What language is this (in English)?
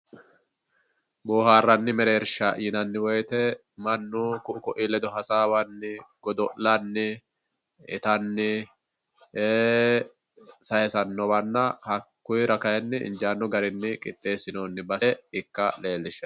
Sidamo